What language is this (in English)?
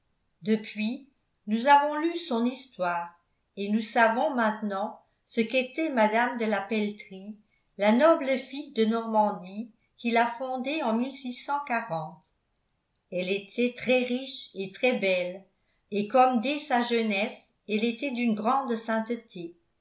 French